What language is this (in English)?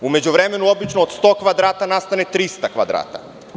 Serbian